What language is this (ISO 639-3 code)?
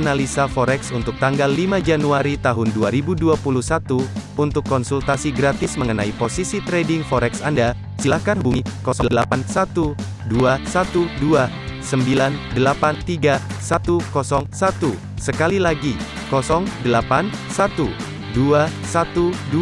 ind